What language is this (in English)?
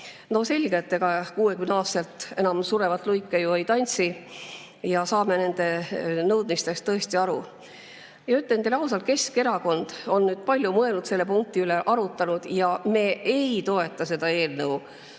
Estonian